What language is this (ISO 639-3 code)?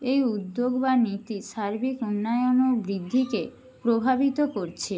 ben